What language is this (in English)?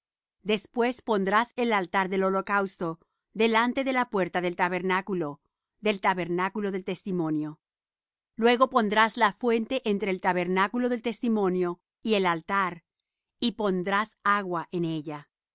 Spanish